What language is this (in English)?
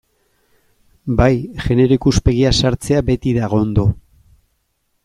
Basque